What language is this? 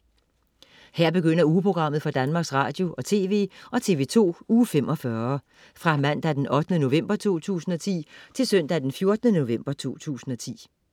Danish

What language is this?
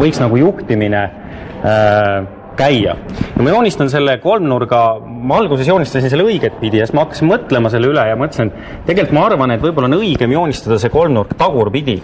Finnish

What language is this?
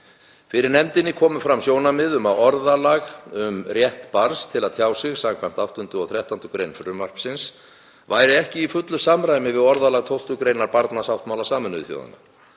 Icelandic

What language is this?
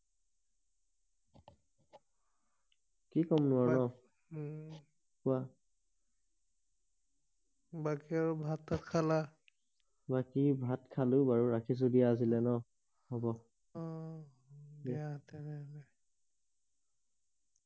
Assamese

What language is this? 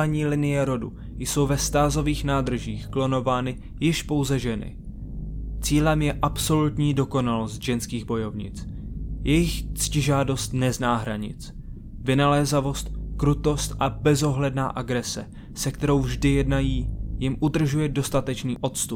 Czech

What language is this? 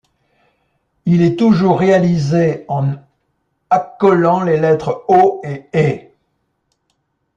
French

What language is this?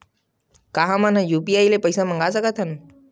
Chhattisgarhi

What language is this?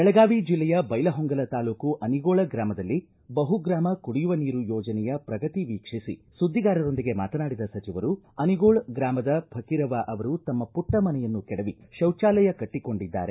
Kannada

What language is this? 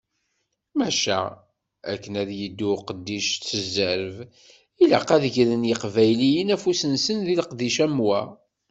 Kabyle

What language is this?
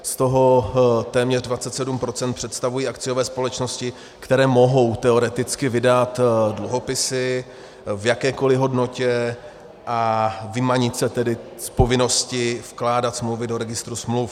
Czech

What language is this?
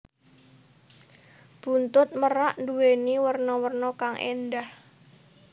Javanese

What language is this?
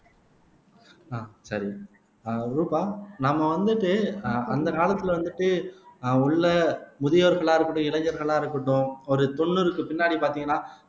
Tamil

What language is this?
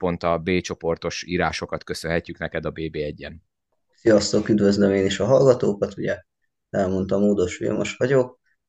Hungarian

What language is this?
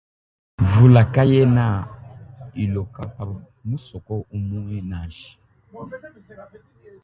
Luba-Lulua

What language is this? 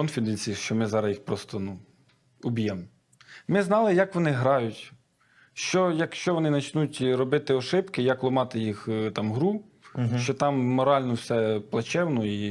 Ukrainian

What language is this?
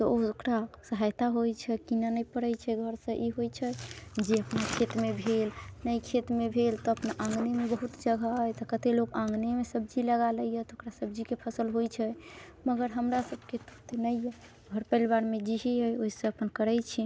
Maithili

